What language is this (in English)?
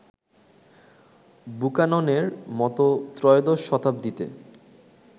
Bangla